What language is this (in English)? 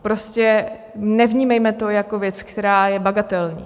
Czech